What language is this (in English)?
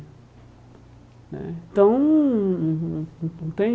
Portuguese